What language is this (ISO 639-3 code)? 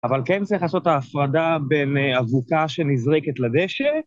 heb